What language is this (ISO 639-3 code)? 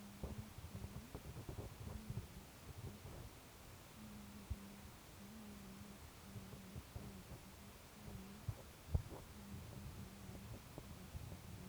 kln